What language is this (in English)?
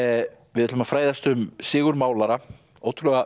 Icelandic